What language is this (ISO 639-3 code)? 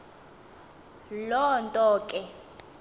xho